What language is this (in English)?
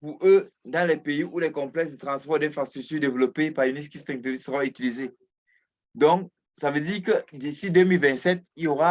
French